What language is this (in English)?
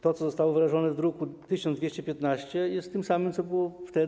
Polish